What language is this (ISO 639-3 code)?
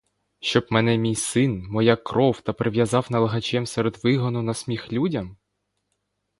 ukr